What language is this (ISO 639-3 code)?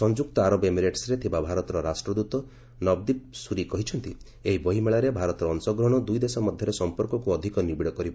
ori